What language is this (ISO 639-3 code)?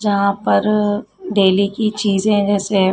hin